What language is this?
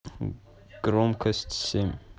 Russian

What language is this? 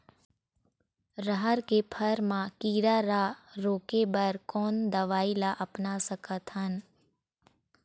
Chhattisgarhi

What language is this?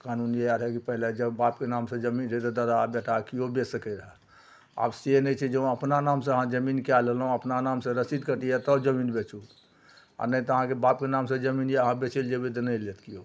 Maithili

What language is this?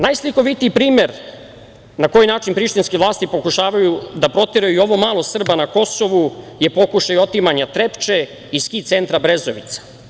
Serbian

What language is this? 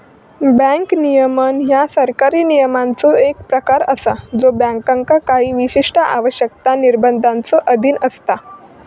Marathi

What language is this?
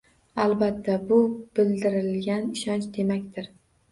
Uzbek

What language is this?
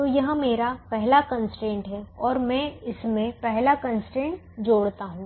Hindi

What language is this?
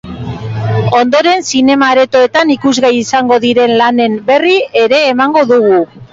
Basque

